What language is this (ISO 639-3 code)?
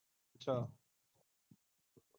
pan